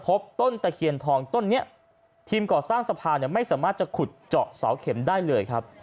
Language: Thai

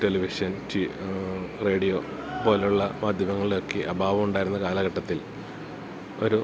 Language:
Malayalam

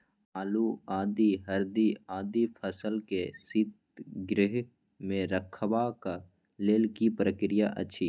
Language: Maithili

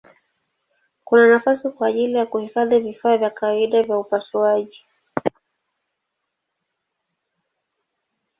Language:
Swahili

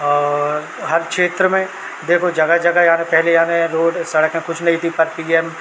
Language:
Hindi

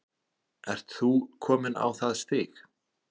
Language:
Icelandic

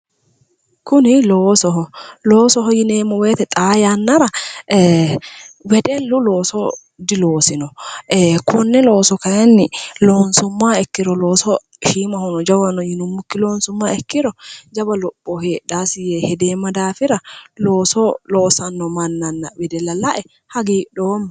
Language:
Sidamo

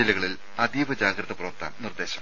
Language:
Malayalam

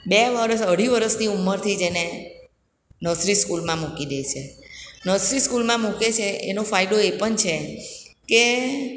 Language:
Gujarati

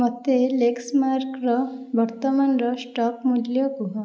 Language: Odia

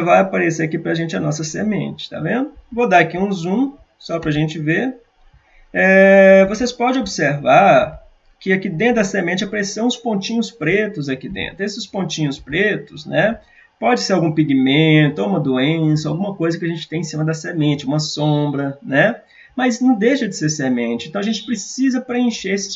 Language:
Portuguese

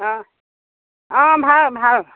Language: Assamese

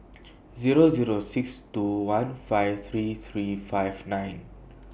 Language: English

